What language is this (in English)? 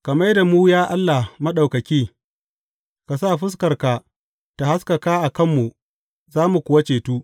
Hausa